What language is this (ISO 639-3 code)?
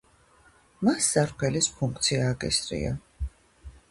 kat